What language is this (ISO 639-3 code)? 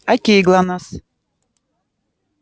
rus